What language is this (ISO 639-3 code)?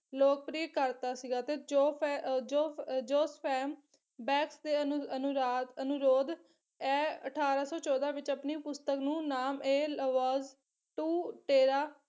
pan